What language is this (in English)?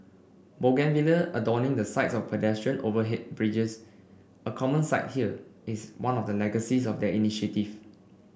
English